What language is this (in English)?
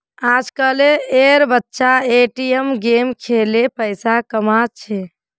Magahi